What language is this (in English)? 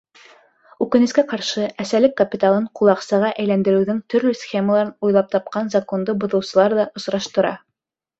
Bashkir